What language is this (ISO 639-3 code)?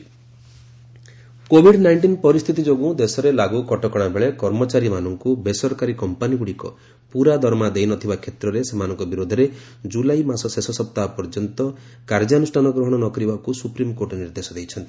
ori